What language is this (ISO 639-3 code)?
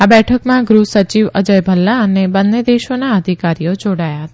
guj